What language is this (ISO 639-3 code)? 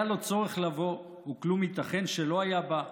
heb